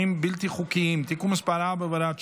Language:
Hebrew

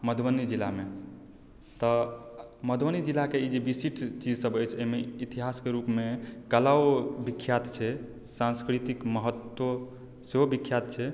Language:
Maithili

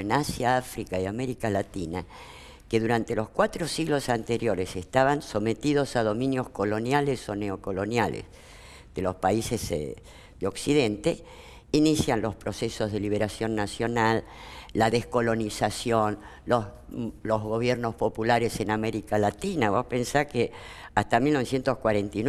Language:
Spanish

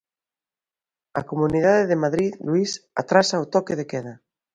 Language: Galician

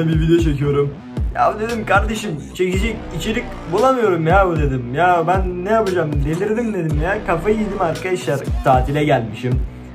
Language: Turkish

